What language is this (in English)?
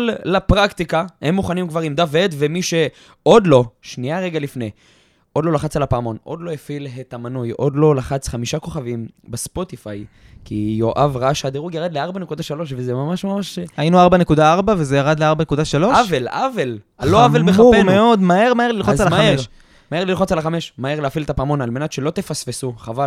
Hebrew